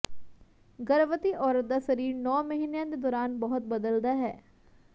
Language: Punjabi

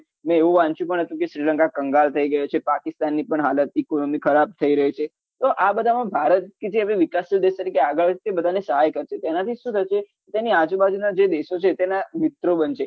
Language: Gujarati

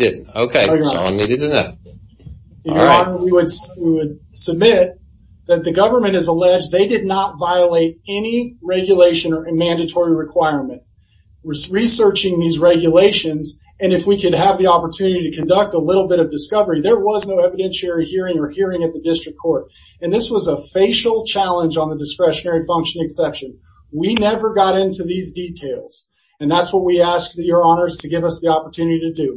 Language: English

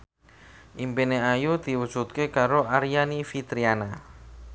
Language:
Javanese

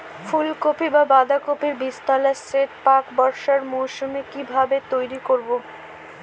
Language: Bangla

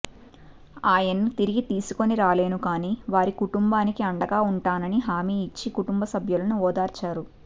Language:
Telugu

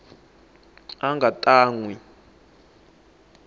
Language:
Tsonga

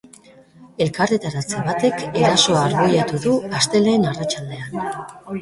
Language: Basque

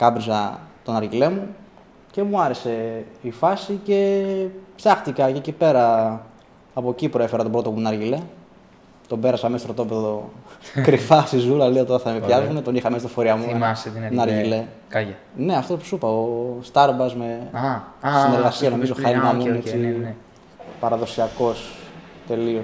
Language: Greek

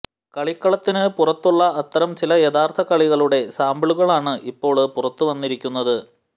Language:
Malayalam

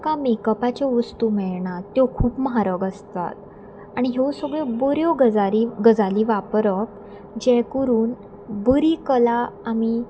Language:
Konkani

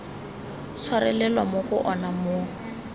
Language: Tswana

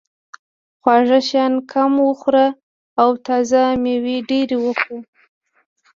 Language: Pashto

